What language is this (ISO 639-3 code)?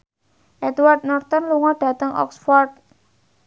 jav